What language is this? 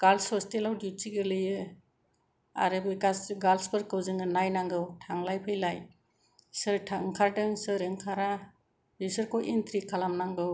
Bodo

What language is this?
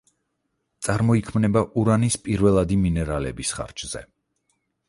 Georgian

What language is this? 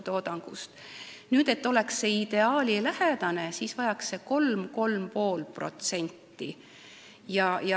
Estonian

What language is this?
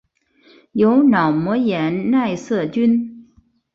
Chinese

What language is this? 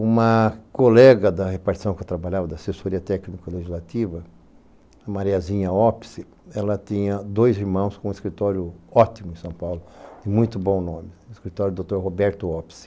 Portuguese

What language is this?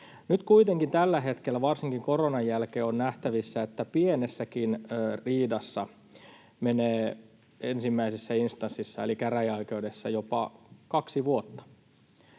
Finnish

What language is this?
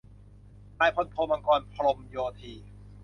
Thai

